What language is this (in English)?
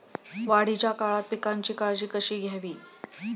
Marathi